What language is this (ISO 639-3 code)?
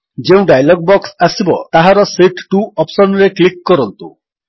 ori